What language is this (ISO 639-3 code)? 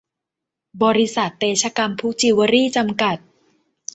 tha